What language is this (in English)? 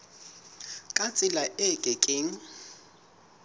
Southern Sotho